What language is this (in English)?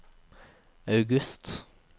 Norwegian